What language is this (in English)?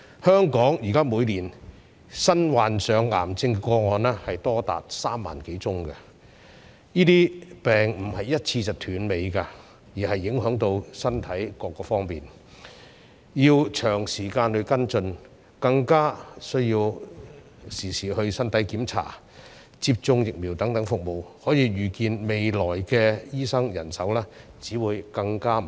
Cantonese